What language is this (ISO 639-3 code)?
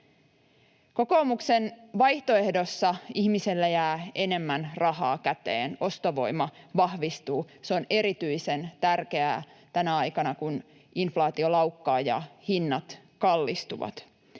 fin